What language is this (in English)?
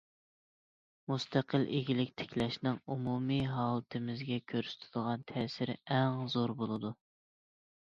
Uyghur